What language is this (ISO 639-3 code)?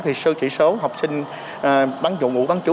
vie